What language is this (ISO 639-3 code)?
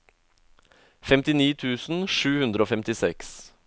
nor